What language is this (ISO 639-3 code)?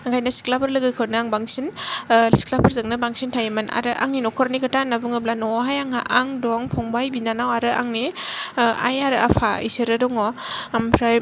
brx